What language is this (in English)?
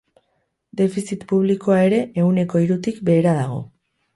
Basque